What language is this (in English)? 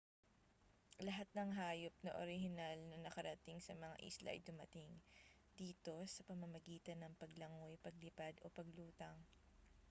Filipino